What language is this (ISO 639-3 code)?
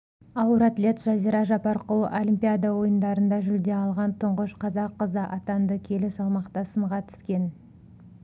kaz